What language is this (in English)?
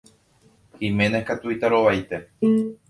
Guarani